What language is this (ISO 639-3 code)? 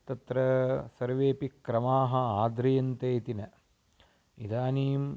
san